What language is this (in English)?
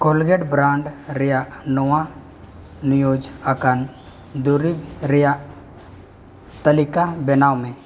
Santali